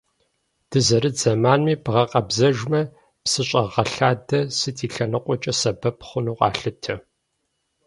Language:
Kabardian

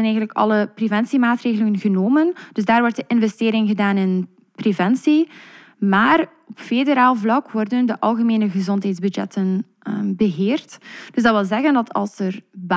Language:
Dutch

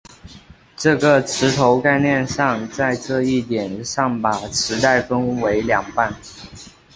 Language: Chinese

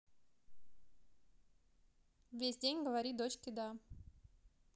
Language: Russian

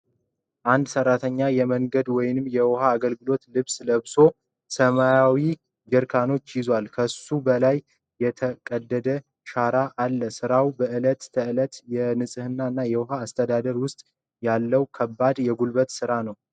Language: Amharic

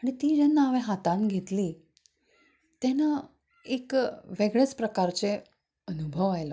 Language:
Konkani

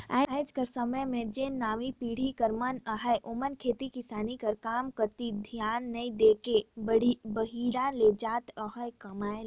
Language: Chhattisgarhi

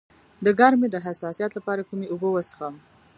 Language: Pashto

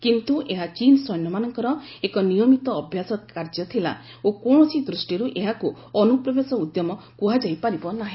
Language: Odia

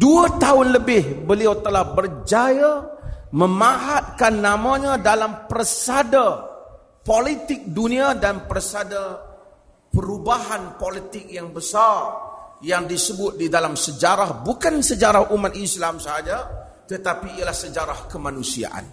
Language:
Malay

